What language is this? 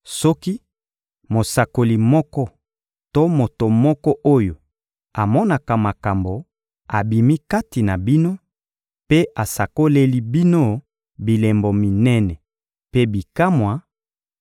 Lingala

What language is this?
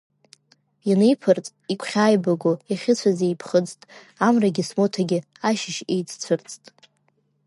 Abkhazian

